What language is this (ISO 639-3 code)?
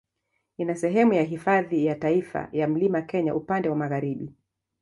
swa